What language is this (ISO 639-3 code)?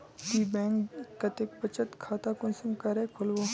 mag